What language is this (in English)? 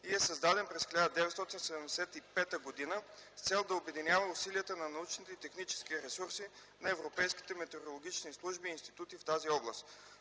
Bulgarian